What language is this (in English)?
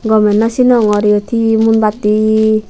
Chakma